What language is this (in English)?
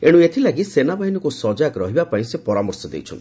Odia